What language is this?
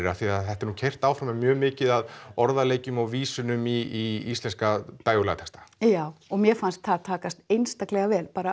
Icelandic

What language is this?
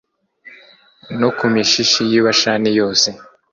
Kinyarwanda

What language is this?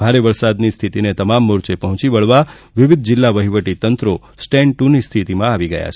Gujarati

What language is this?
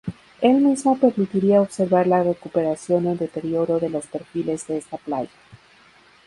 Spanish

